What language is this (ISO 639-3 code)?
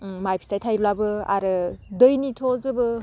brx